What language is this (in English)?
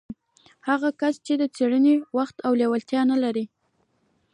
Pashto